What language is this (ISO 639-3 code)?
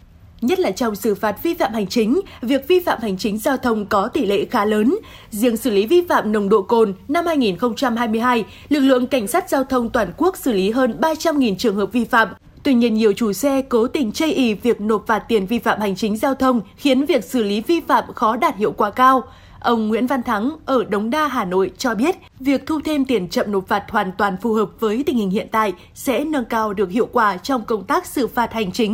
vie